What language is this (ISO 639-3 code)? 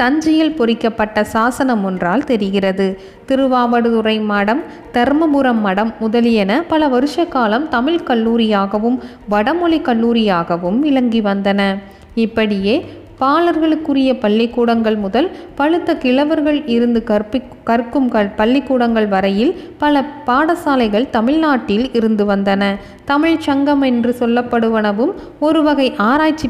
tam